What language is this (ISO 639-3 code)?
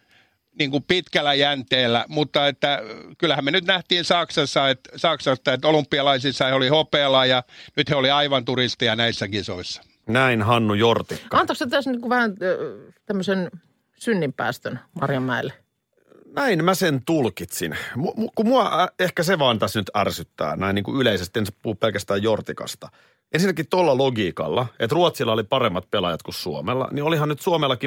fin